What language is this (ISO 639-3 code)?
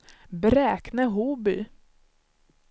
swe